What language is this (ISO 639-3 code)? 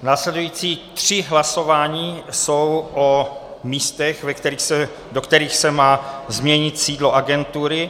ces